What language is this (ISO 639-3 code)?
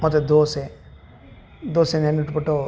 kan